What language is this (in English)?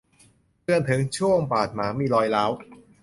Thai